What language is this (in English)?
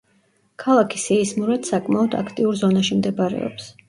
Georgian